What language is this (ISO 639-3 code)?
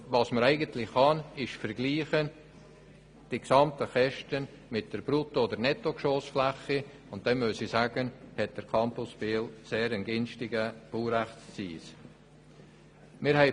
gsw